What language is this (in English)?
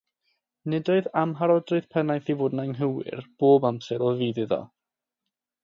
Welsh